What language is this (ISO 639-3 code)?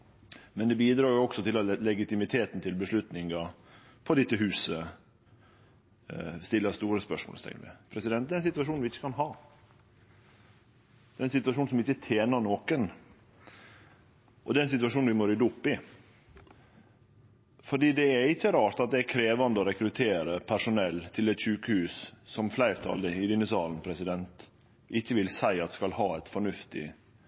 nno